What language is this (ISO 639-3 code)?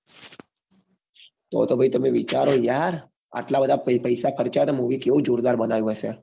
guj